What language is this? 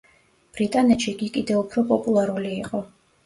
Georgian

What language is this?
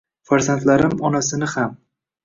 Uzbek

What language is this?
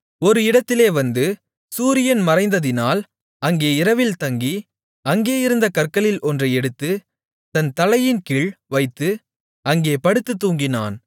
Tamil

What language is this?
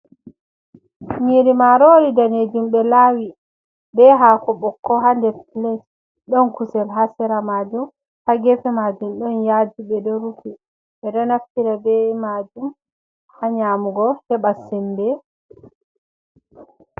Fula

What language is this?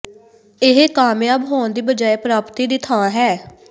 Punjabi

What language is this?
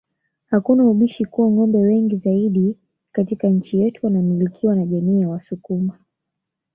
Swahili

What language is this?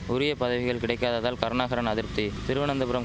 Tamil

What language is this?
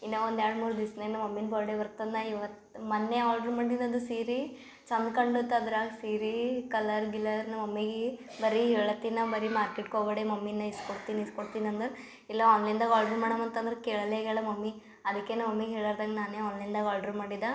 Kannada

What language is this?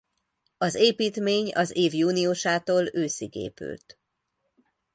Hungarian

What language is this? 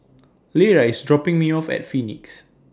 English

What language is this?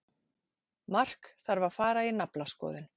Icelandic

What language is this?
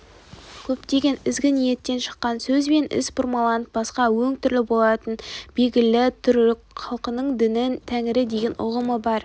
Kazakh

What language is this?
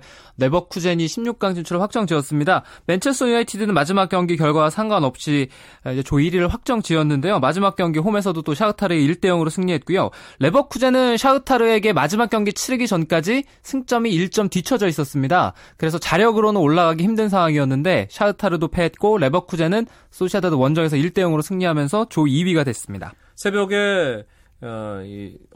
Korean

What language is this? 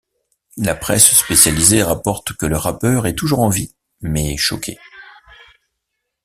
French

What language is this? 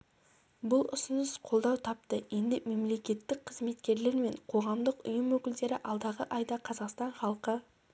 Kazakh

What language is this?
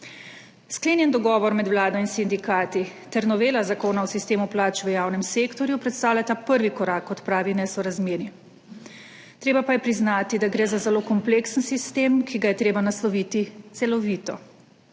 Slovenian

